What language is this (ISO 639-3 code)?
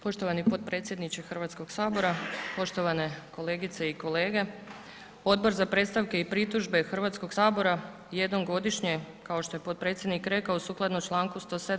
hrv